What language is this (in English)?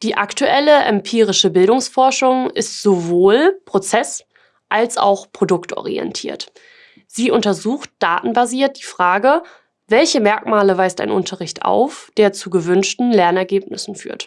German